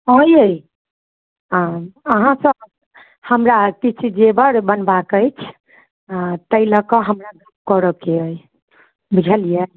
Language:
Maithili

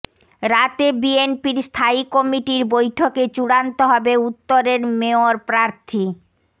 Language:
Bangla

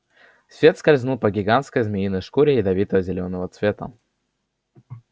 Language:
Russian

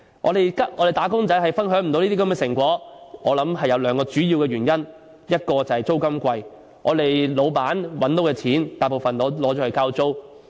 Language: Cantonese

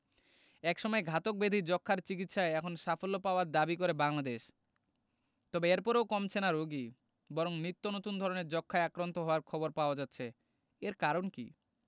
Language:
Bangla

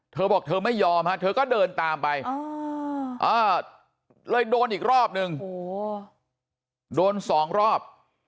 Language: Thai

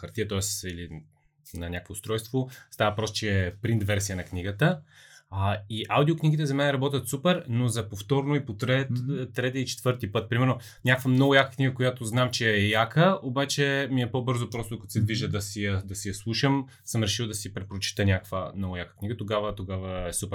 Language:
Bulgarian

